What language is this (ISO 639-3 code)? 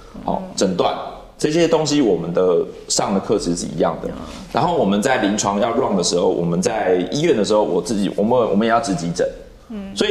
zho